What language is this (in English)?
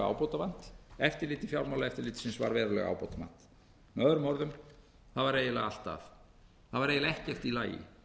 Icelandic